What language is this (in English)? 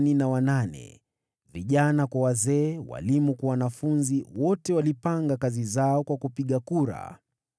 Swahili